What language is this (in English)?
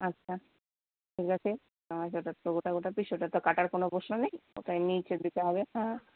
Bangla